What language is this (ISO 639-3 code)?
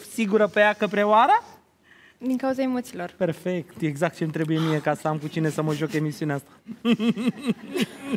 ron